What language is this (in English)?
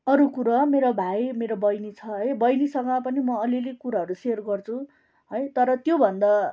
Nepali